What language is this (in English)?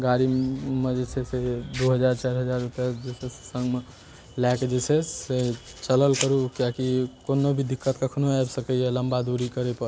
Maithili